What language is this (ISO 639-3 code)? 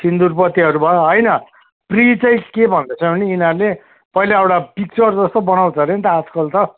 nep